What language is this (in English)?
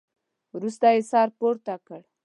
Pashto